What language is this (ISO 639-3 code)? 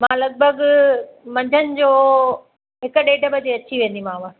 snd